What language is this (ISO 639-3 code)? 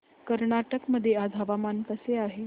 mar